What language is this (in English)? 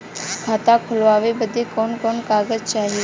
Bhojpuri